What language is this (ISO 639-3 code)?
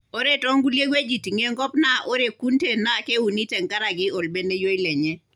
mas